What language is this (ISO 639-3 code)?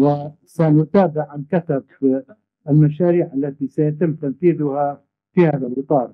ara